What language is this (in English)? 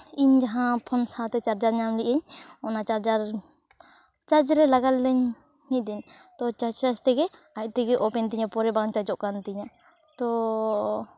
Santali